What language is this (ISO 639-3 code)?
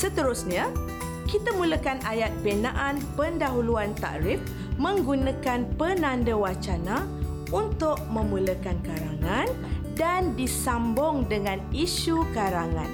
msa